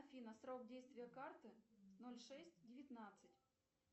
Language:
Russian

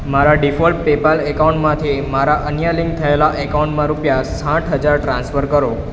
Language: Gujarati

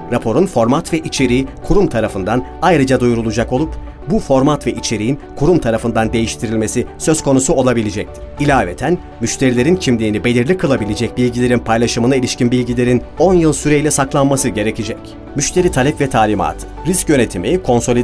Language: Turkish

